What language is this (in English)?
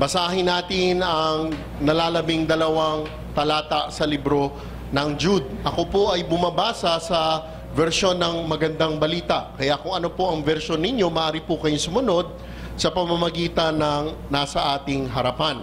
Filipino